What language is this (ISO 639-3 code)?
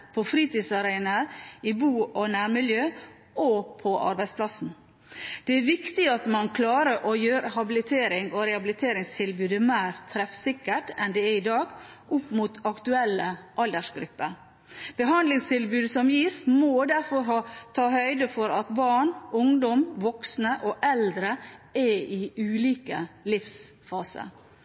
nob